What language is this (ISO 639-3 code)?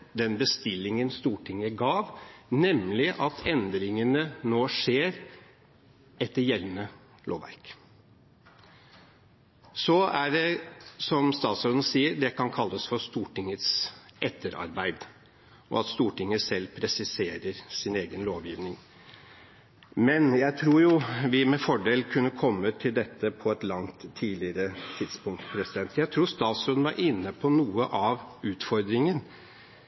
nob